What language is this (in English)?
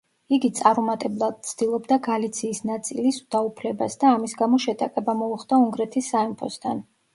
Georgian